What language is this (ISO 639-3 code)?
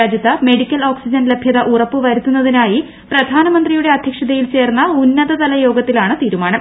mal